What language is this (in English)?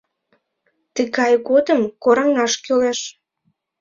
Mari